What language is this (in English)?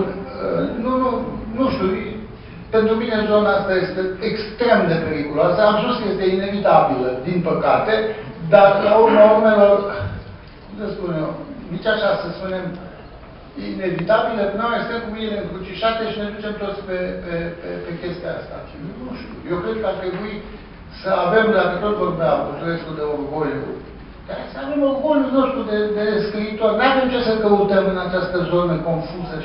Romanian